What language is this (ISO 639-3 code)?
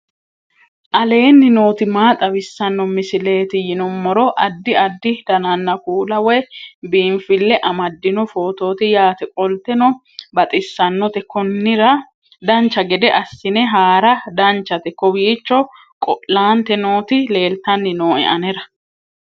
sid